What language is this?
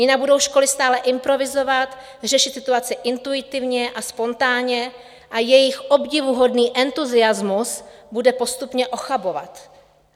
Czech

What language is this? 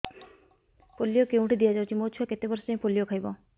Odia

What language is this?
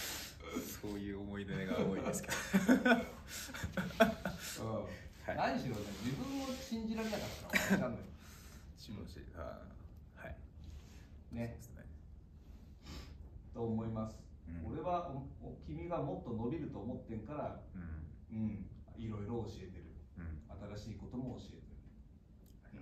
Japanese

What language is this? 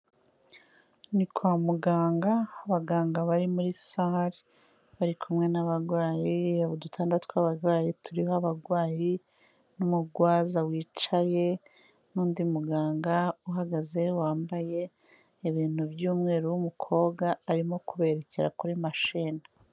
Kinyarwanda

